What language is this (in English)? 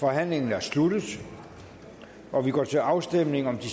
Danish